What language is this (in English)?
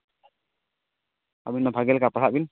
Santali